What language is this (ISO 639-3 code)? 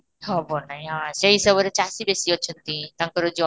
ori